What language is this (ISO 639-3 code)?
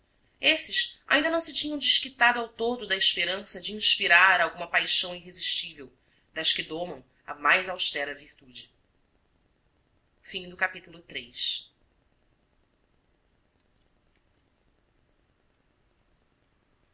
por